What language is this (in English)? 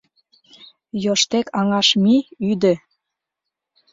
Mari